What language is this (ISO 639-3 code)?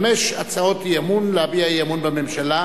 heb